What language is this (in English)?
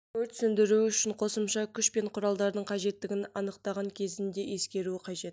Kazakh